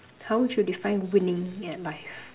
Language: English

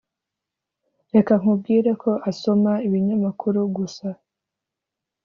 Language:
Kinyarwanda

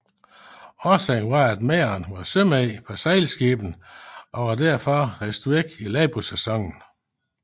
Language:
Danish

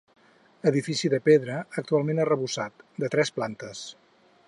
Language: Catalan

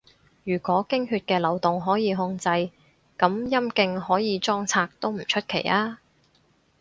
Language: Cantonese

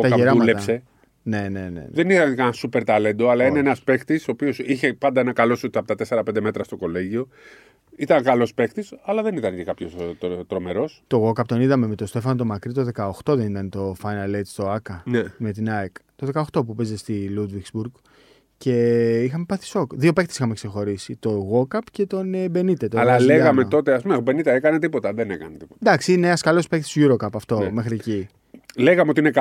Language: Greek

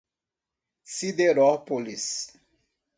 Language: Portuguese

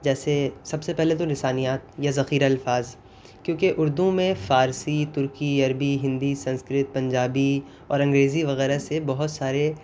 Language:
Urdu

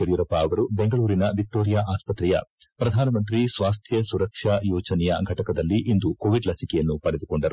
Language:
Kannada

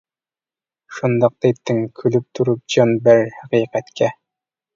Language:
Uyghur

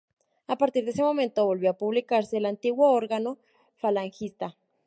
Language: Spanish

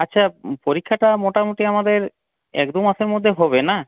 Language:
Bangla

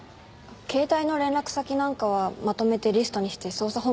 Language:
Japanese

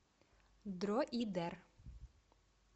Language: Russian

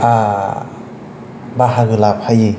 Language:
Bodo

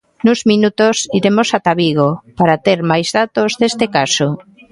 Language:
Galician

